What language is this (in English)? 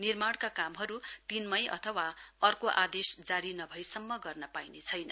Nepali